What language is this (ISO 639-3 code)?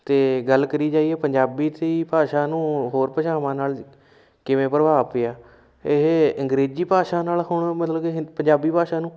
pan